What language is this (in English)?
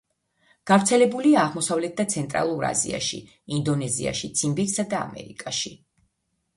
Georgian